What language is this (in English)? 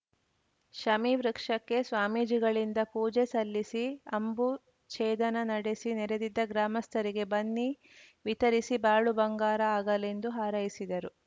Kannada